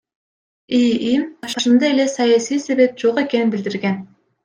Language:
Kyrgyz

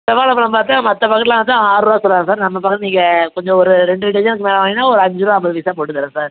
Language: Tamil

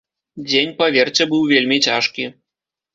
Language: Belarusian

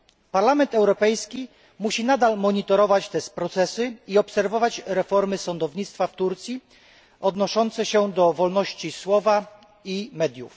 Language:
Polish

